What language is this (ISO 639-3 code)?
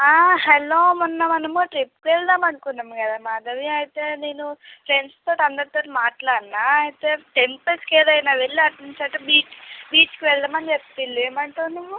tel